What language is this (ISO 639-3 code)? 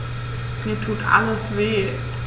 deu